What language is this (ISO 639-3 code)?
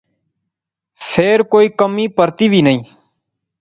phr